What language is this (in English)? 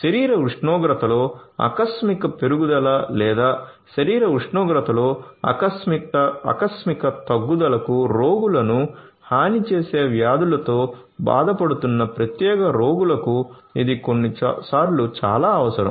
Telugu